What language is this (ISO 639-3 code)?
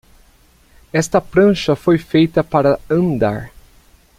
por